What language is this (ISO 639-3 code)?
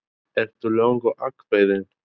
isl